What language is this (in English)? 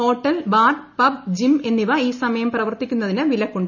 Malayalam